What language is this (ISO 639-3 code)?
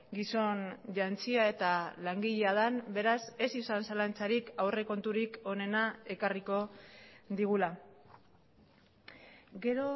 eus